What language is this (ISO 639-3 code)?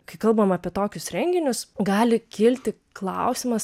lit